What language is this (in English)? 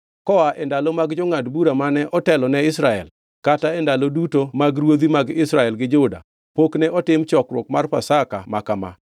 Luo (Kenya and Tanzania)